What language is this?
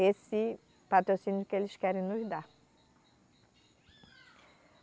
Portuguese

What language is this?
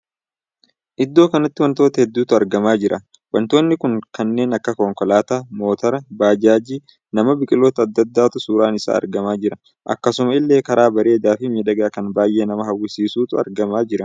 Oromo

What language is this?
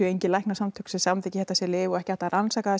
Icelandic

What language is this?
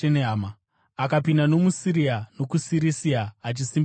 Shona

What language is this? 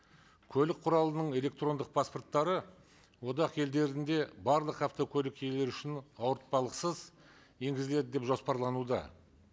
Kazakh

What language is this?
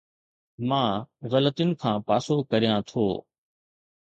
Sindhi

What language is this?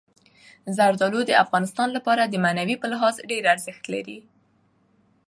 Pashto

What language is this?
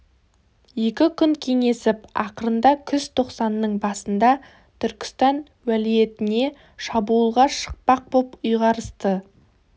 Kazakh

